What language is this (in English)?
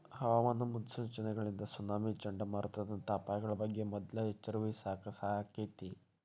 Kannada